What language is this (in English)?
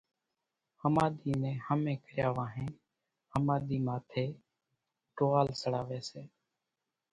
Kachi Koli